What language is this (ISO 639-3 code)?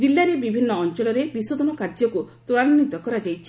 ori